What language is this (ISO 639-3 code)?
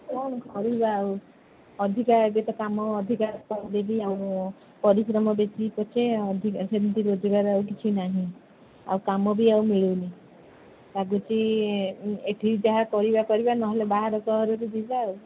ori